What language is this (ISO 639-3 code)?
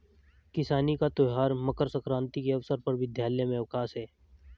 hin